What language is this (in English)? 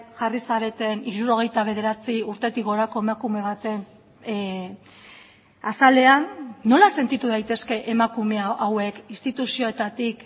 Basque